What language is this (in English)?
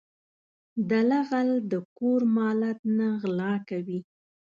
Pashto